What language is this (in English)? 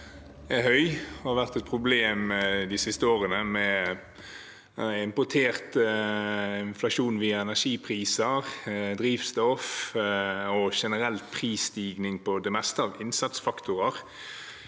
Norwegian